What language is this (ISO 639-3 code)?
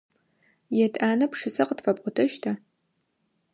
ady